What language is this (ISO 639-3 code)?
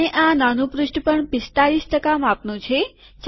guj